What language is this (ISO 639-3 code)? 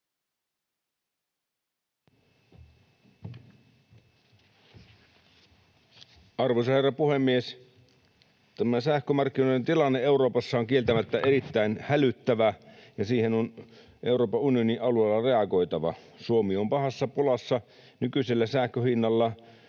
fin